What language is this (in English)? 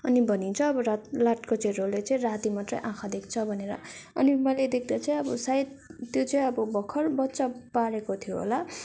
Nepali